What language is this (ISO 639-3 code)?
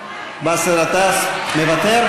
heb